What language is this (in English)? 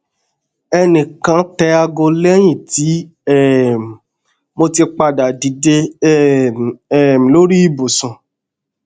Yoruba